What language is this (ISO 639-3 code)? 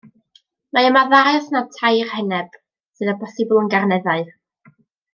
cym